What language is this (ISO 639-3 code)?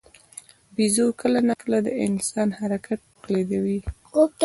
pus